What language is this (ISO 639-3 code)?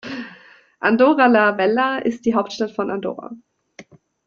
deu